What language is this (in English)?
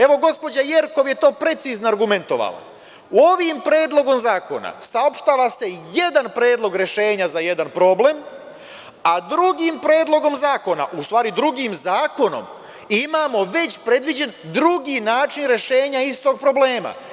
Serbian